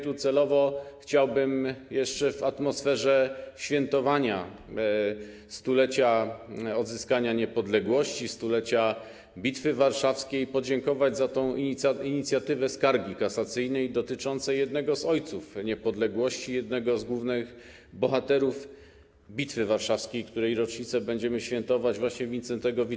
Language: Polish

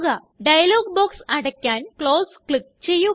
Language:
Malayalam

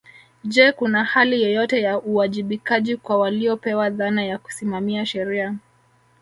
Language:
Swahili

